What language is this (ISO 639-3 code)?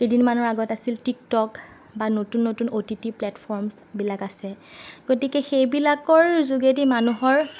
asm